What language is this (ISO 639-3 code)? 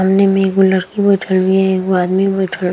bho